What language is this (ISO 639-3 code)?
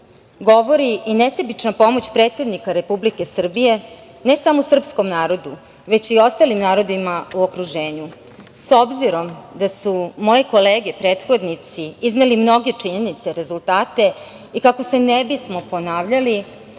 srp